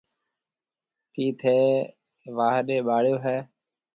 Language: Marwari (Pakistan)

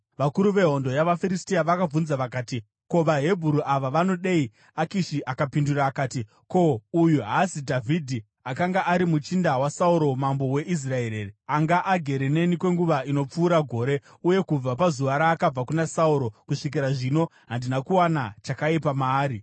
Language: Shona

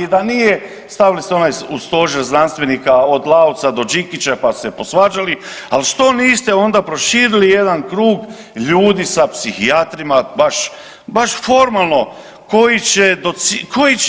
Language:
Croatian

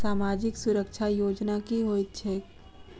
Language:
Maithili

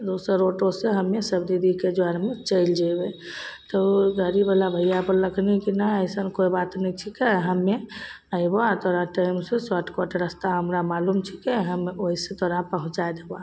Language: Maithili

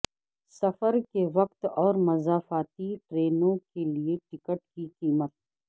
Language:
Urdu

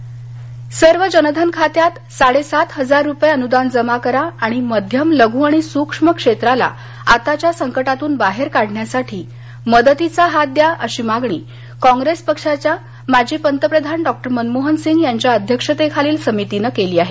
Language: Marathi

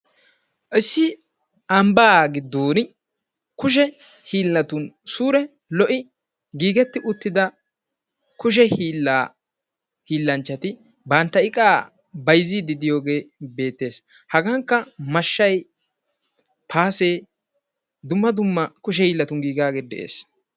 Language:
Wolaytta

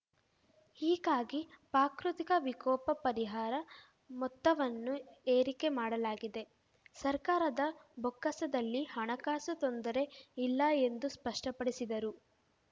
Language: Kannada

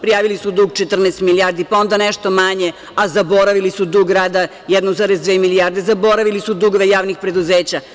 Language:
Serbian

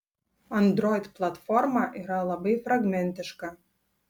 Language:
Lithuanian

